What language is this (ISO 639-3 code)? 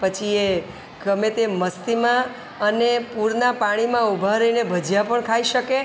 guj